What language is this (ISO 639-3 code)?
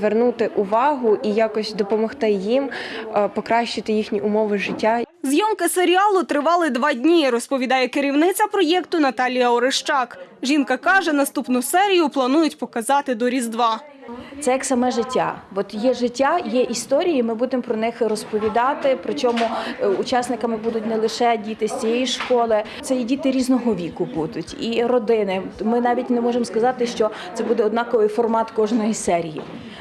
ukr